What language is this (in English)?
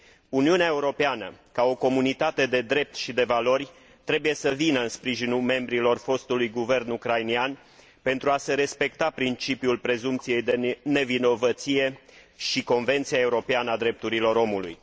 Romanian